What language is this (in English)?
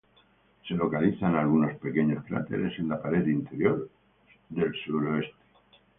Spanish